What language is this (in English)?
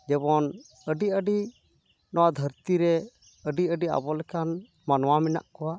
Santali